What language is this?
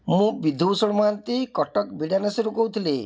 Odia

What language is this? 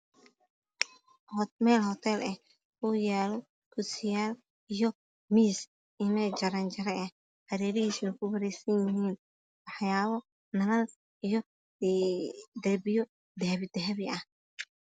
Somali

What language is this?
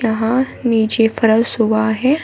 Hindi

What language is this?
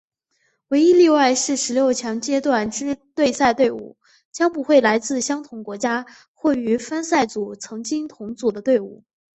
Chinese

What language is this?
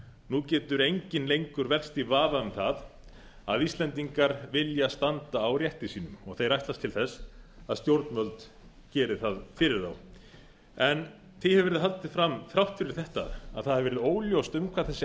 Icelandic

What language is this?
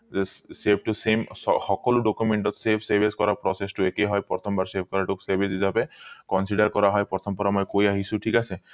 Assamese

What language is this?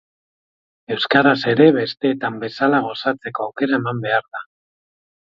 Basque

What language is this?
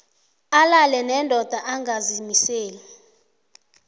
South Ndebele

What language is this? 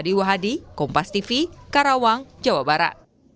Indonesian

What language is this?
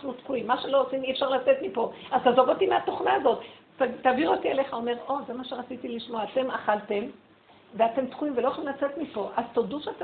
Hebrew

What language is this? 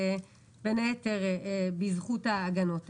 Hebrew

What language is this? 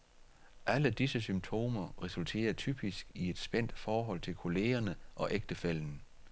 Danish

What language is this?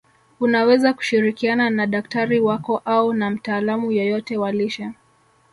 Swahili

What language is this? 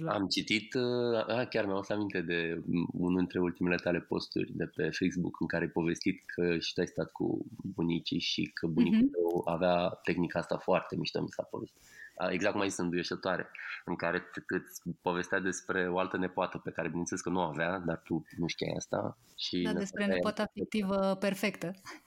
Romanian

